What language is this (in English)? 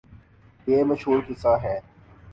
Urdu